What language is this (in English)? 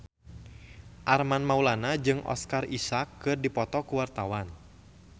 Sundanese